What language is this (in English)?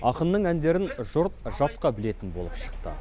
Kazakh